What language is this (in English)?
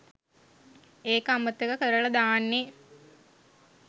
Sinhala